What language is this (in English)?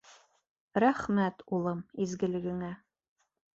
Bashkir